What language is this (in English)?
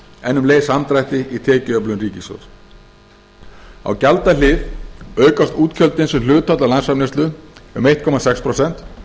Icelandic